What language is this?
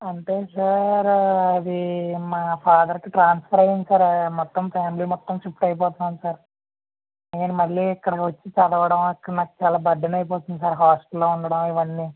Telugu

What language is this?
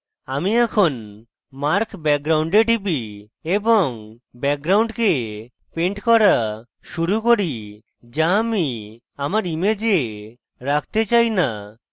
Bangla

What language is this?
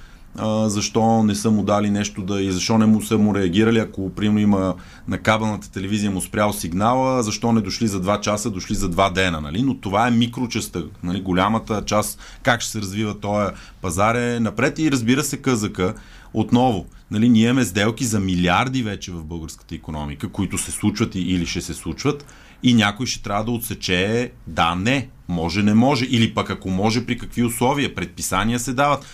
Bulgarian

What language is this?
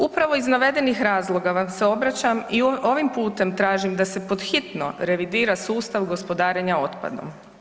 Croatian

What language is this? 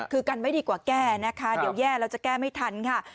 Thai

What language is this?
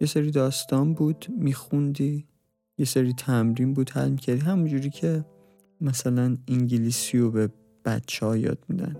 Persian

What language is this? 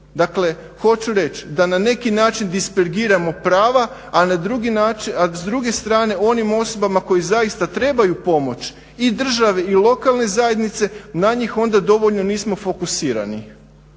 Croatian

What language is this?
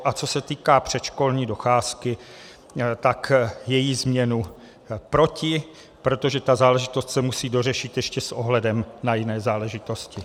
Czech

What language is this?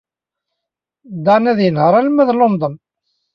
Kabyle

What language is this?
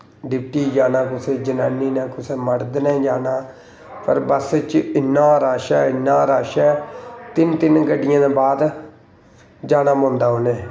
Dogri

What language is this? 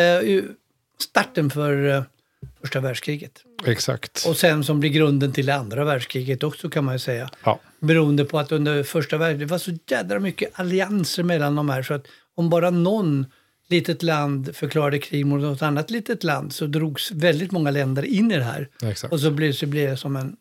Swedish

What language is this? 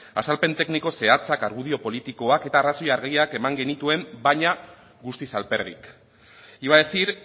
Basque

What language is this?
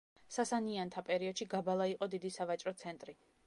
Georgian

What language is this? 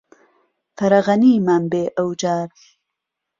Central Kurdish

